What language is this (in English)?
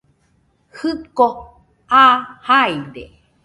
Nüpode Huitoto